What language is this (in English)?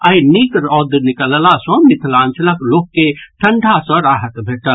Maithili